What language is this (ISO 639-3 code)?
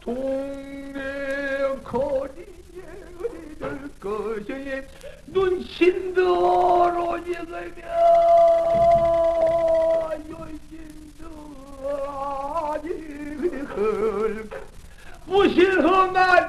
kor